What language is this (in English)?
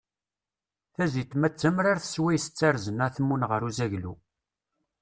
Kabyle